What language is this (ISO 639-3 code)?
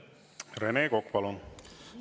est